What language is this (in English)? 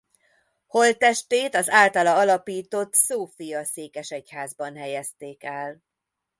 Hungarian